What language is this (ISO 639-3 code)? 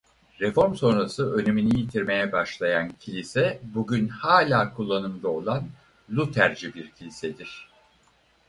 tur